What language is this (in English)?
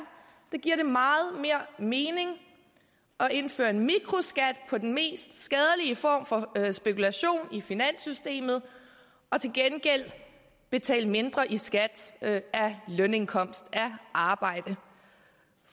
Danish